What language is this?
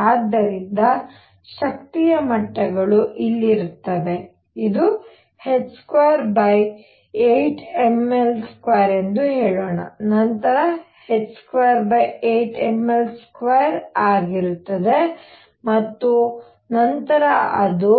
Kannada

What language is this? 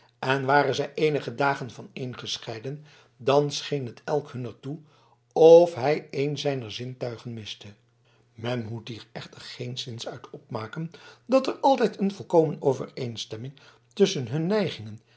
Dutch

